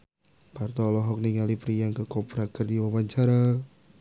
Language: Sundanese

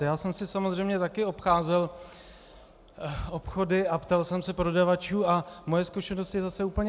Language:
Czech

